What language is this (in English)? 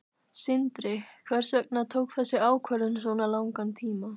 Icelandic